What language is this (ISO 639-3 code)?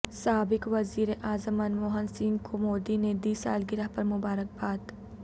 urd